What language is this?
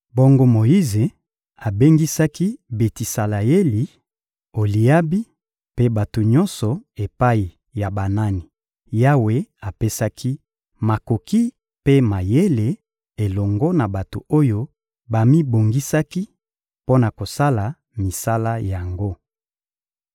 Lingala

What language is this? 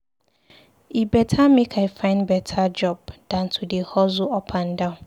Nigerian Pidgin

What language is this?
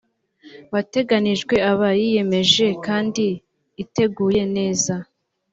Kinyarwanda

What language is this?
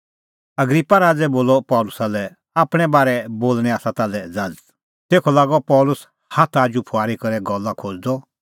Kullu Pahari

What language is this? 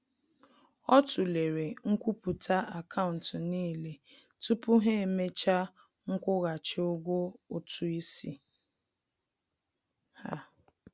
Igbo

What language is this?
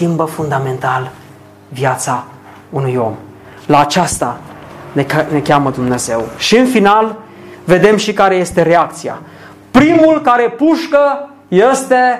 Romanian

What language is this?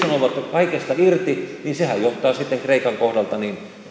Finnish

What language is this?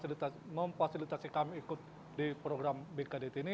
Indonesian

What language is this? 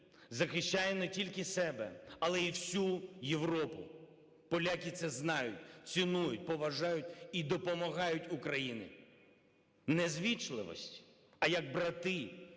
Ukrainian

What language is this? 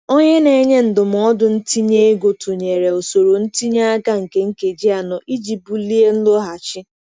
Igbo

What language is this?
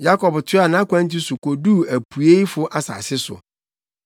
Akan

